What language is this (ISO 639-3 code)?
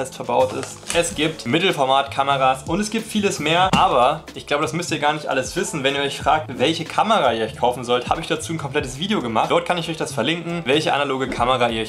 deu